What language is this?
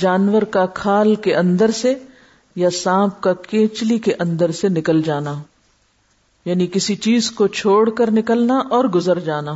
Urdu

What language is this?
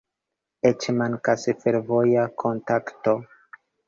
Esperanto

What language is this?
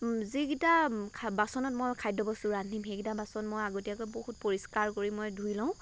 Assamese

